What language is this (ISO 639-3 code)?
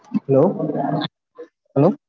tam